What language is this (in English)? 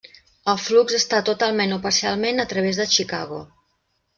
Catalan